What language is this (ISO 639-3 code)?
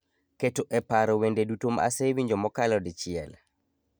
luo